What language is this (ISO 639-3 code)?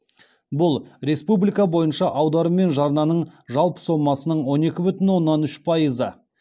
kaz